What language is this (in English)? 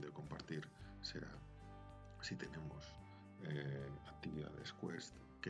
Spanish